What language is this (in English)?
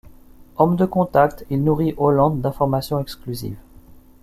French